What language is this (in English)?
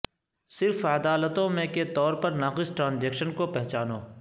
Urdu